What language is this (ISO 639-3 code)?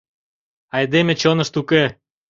chm